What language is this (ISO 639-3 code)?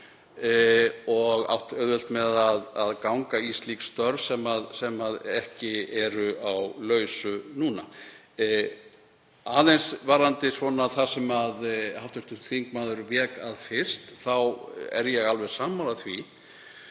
isl